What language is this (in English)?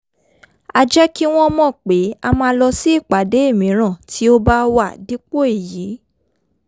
Yoruba